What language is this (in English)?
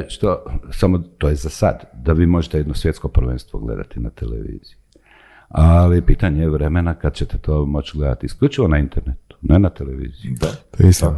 Croatian